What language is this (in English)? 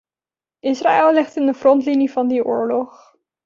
Dutch